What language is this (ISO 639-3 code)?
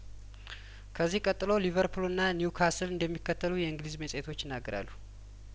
amh